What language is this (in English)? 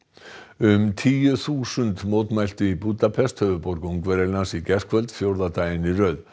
Icelandic